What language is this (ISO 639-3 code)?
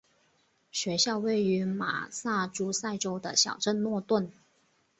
zho